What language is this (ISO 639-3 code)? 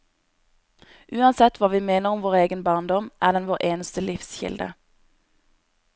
nor